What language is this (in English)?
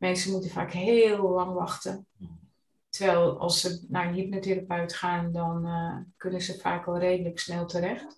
Dutch